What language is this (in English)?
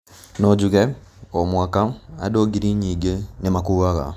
Kikuyu